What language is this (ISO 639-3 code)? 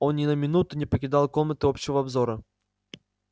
rus